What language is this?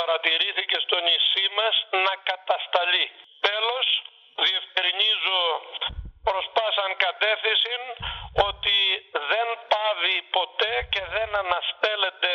Greek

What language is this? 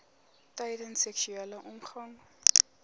Afrikaans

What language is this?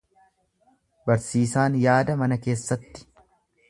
Oromo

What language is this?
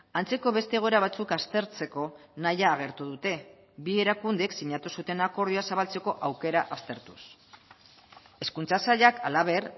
Basque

